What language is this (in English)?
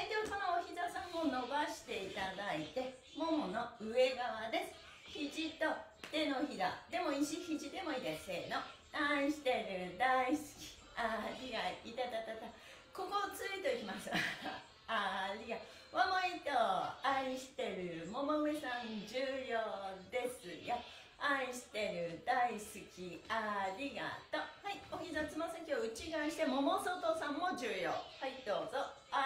Japanese